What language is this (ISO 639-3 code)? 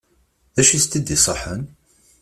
kab